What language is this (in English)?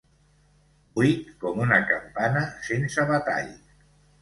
Catalan